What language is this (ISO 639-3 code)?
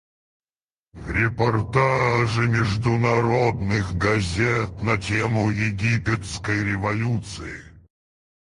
rus